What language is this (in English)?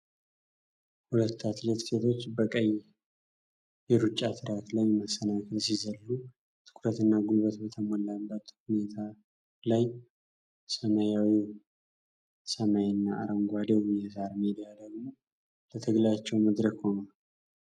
Amharic